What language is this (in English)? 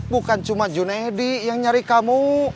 Indonesian